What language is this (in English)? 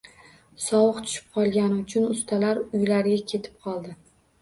Uzbek